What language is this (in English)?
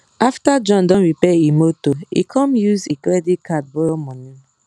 Nigerian Pidgin